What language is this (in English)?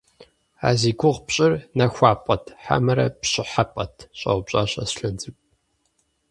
Kabardian